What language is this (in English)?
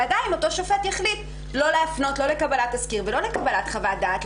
Hebrew